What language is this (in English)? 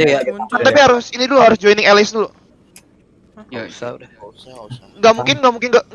Indonesian